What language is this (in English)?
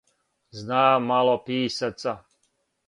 Serbian